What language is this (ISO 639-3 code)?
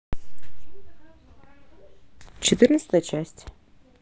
rus